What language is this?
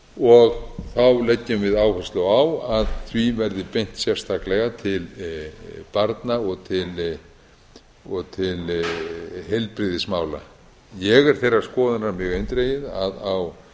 Icelandic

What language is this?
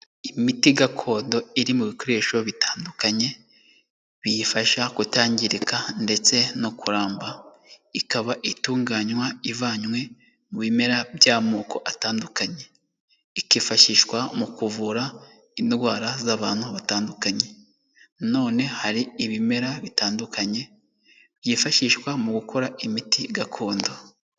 Kinyarwanda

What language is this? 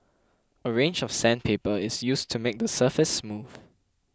English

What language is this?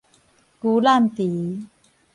Min Nan Chinese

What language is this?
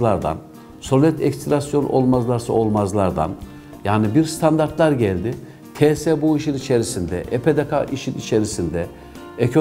Turkish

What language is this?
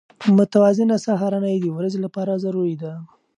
Pashto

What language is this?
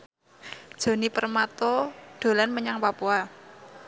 Javanese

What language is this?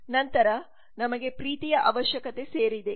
Kannada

